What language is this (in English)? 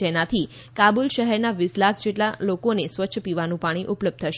Gujarati